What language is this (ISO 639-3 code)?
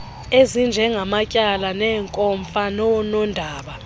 xho